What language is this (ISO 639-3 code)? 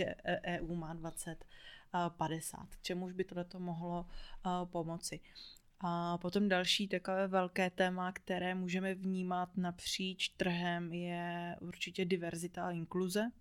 ces